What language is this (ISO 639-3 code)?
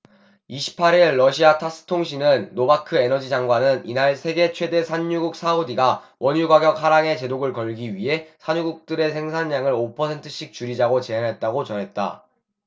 kor